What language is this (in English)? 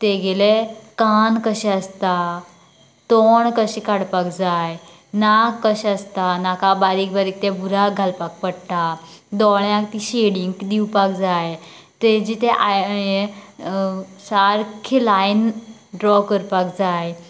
Konkani